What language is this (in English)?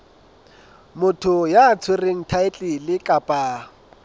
Southern Sotho